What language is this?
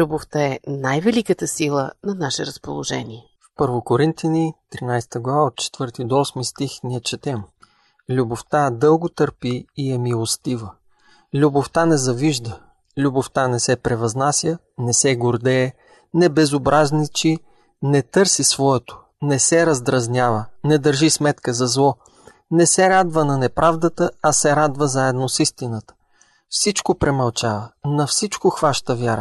Bulgarian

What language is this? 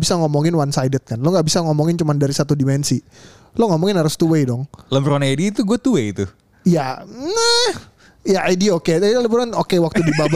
Indonesian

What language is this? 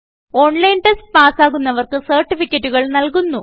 Malayalam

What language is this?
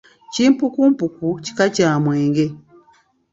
Ganda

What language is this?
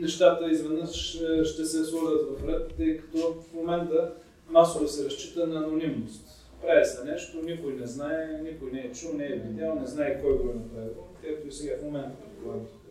Bulgarian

